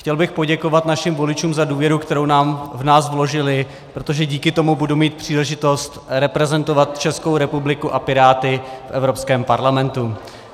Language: Czech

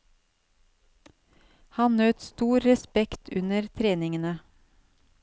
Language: Norwegian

